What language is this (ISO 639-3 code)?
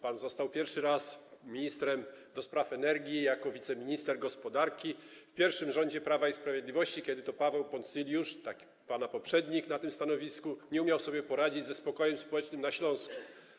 pol